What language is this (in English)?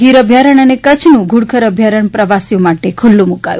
Gujarati